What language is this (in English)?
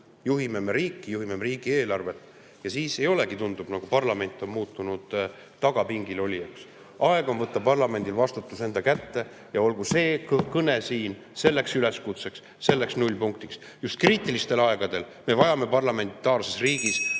Estonian